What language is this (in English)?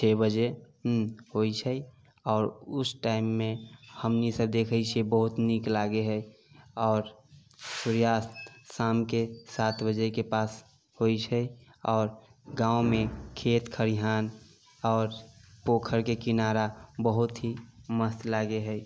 Maithili